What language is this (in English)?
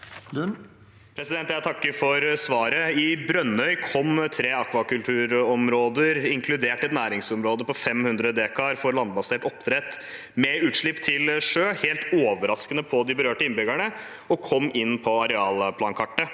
Norwegian